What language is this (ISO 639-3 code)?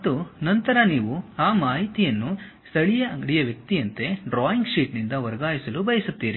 kan